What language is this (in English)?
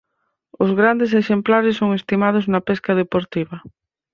Galician